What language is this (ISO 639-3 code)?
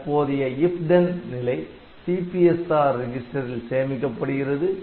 tam